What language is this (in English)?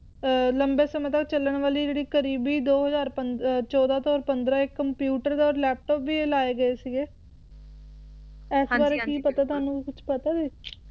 Punjabi